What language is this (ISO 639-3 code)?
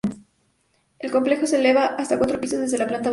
spa